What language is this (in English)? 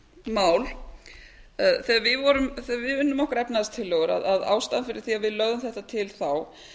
Icelandic